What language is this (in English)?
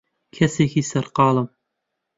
Central Kurdish